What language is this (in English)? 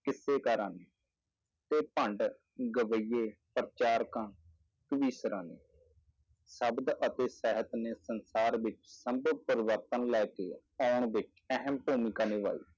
Punjabi